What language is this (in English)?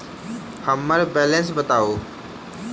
Maithili